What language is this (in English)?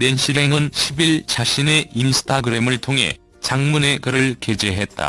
Korean